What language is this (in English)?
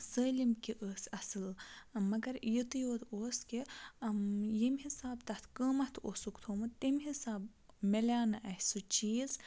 Kashmiri